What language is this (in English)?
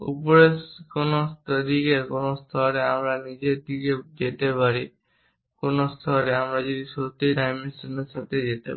Bangla